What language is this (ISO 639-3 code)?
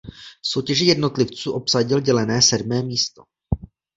ces